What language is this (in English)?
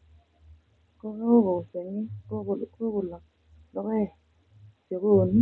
Kalenjin